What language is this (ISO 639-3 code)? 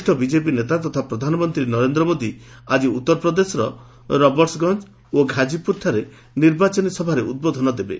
ori